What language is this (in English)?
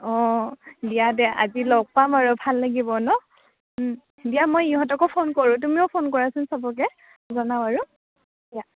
Assamese